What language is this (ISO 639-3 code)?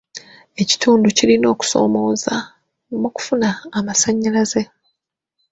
lug